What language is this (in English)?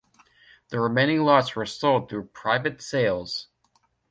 English